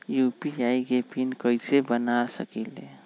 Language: Magahi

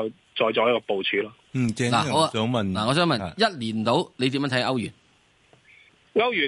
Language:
Chinese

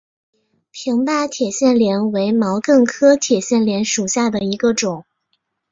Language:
Chinese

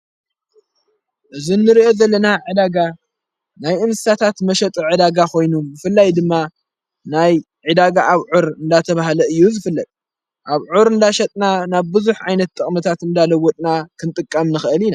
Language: Tigrinya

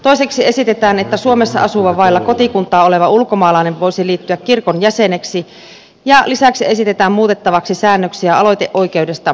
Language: Finnish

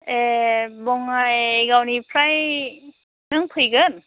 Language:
Bodo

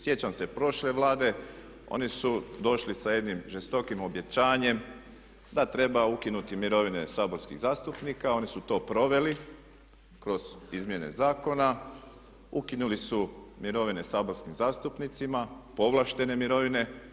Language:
Croatian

